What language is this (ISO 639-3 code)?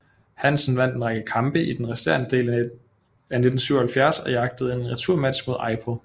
dan